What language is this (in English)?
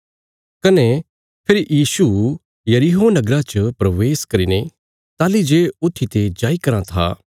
Bilaspuri